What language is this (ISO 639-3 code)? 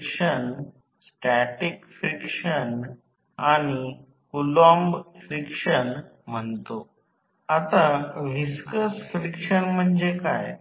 mar